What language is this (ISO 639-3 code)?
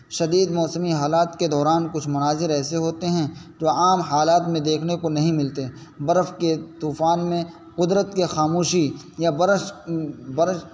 urd